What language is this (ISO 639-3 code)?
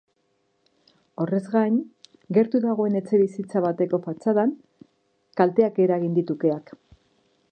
eus